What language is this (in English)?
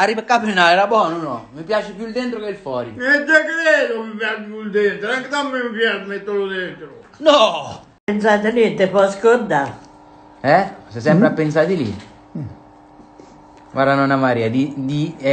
Italian